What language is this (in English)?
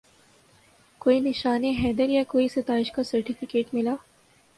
Urdu